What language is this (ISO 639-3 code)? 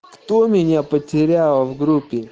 rus